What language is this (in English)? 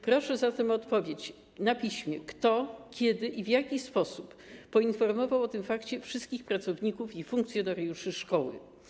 Polish